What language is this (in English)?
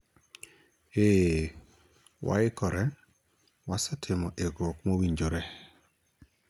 Luo (Kenya and Tanzania)